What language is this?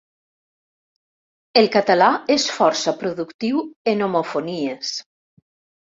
Catalan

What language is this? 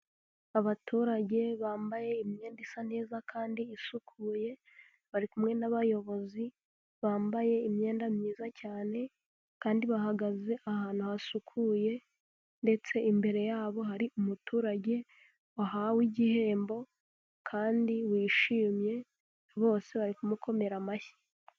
Kinyarwanda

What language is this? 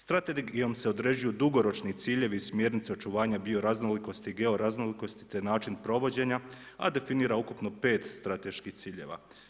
Croatian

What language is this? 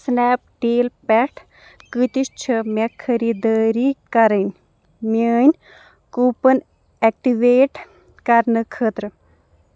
Kashmiri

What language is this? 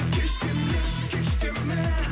Kazakh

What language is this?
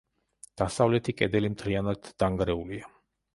Georgian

